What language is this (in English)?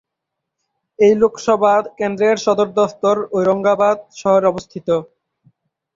Bangla